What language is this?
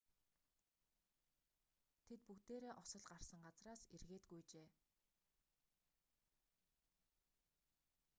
Mongolian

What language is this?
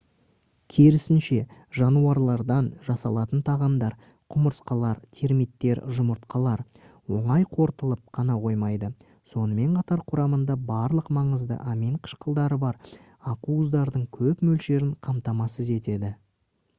Kazakh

